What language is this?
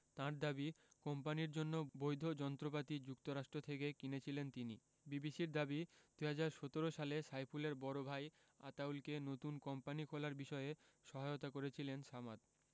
Bangla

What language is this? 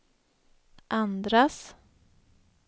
Swedish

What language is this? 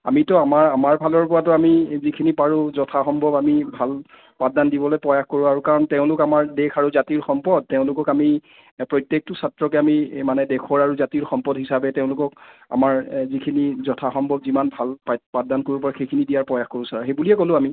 Assamese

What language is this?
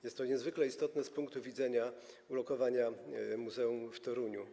Polish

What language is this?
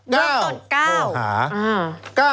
Thai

